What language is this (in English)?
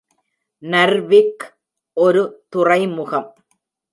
Tamil